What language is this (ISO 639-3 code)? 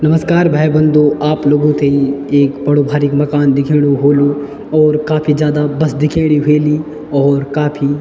gbm